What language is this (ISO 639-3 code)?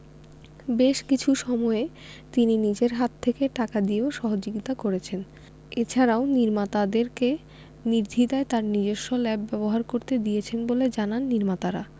ben